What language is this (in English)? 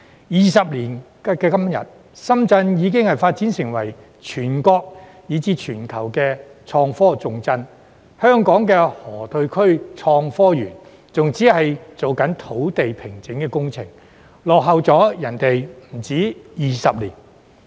Cantonese